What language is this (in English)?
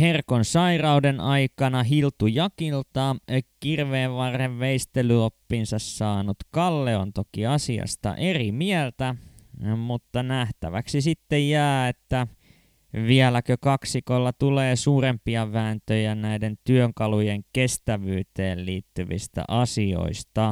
Finnish